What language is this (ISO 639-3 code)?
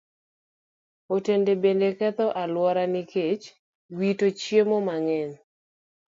luo